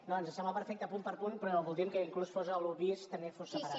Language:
Catalan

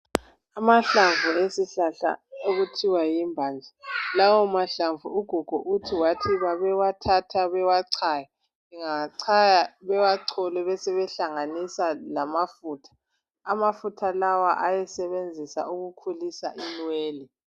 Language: North Ndebele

